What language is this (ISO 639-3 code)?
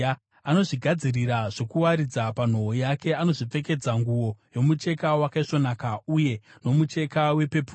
sna